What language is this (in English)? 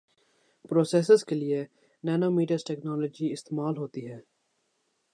Urdu